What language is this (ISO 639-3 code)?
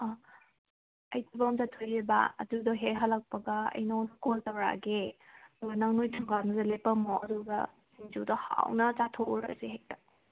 mni